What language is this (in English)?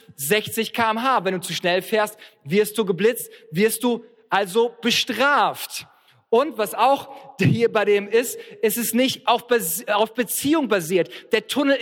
German